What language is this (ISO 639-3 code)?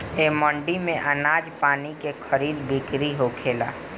bho